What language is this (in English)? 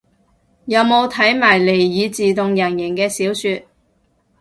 Cantonese